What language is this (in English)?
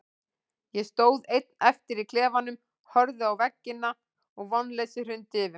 Icelandic